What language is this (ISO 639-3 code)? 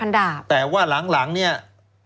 tha